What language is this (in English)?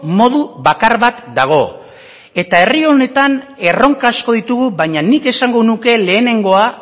Basque